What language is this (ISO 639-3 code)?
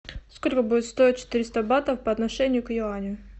rus